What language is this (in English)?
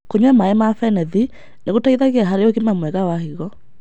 Kikuyu